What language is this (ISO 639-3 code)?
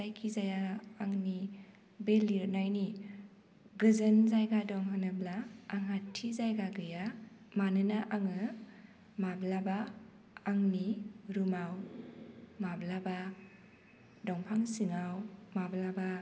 brx